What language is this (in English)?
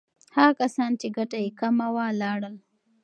Pashto